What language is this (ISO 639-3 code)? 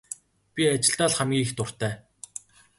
mon